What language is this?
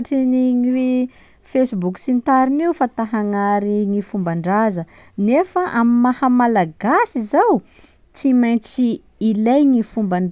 Sakalava Malagasy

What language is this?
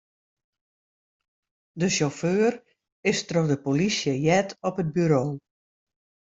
Western Frisian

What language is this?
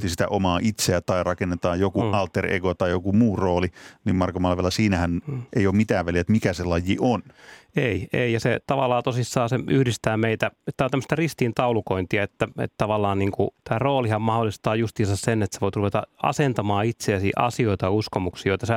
Finnish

